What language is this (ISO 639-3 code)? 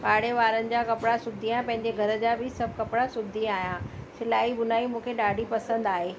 snd